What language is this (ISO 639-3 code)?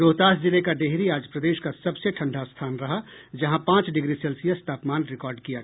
hin